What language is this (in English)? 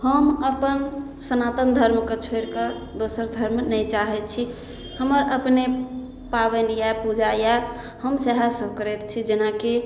Maithili